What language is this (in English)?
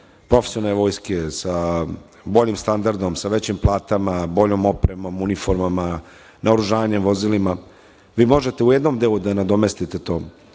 Serbian